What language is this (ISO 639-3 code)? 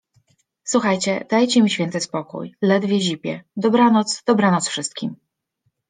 pol